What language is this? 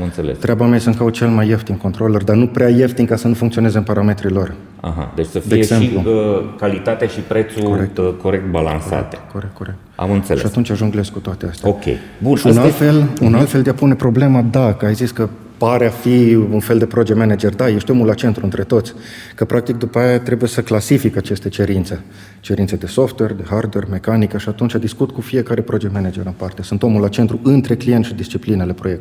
Romanian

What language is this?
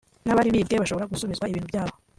Kinyarwanda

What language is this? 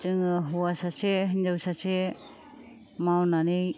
Bodo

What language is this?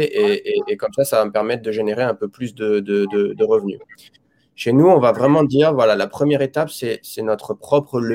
French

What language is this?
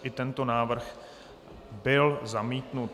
Czech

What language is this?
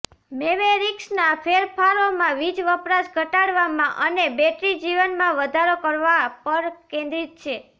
Gujarati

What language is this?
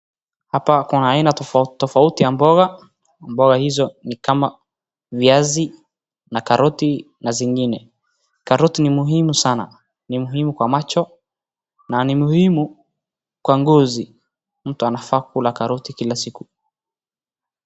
Swahili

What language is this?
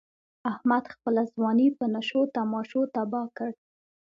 Pashto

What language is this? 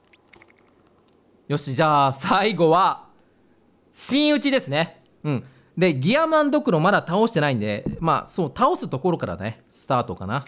Japanese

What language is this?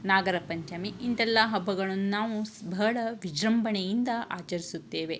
Kannada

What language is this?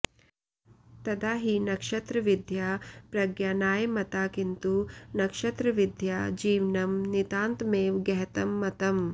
Sanskrit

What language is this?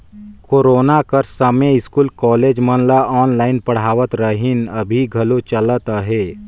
Chhattisgarhi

